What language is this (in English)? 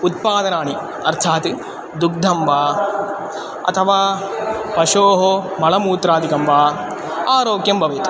Sanskrit